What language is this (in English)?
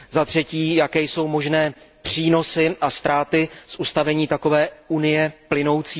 Czech